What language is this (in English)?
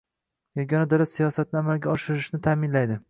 Uzbek